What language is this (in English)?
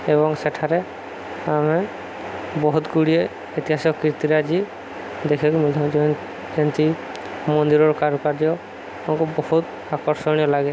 Odia